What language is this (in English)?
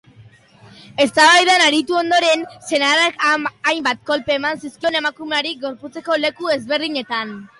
Basque